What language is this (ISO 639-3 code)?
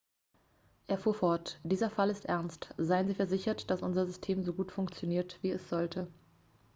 deu